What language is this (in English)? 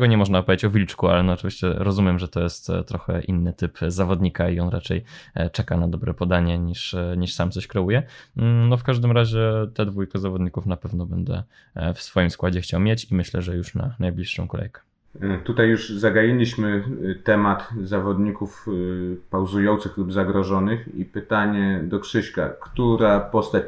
Polish